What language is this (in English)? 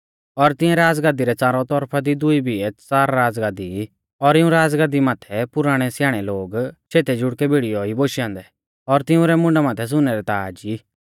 Mahasu Pahari